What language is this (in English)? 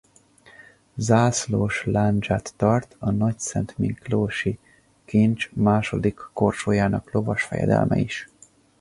Hungarian